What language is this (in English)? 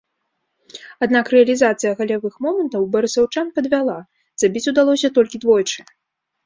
Belarusian